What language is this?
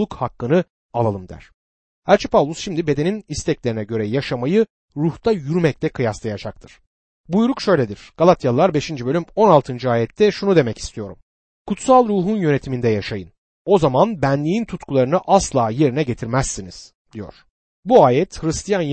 Turkish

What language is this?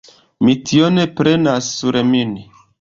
Esperanto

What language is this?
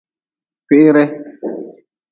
Nawdm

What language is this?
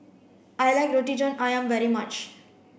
English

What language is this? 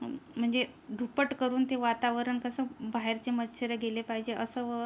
Marathi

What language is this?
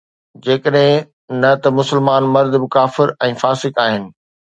Sindhi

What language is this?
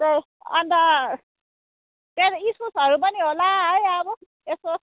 Nepali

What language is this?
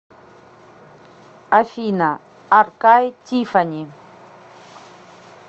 Russian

